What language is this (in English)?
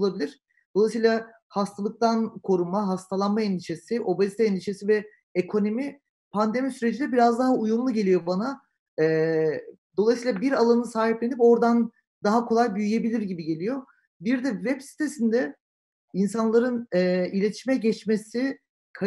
Turkish